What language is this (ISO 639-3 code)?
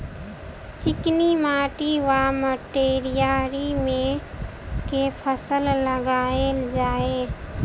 mai